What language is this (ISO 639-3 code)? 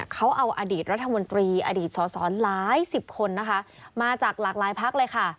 tha